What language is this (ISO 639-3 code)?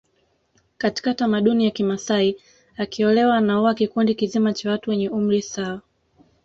swa